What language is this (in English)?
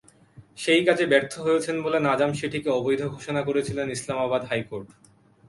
Bangla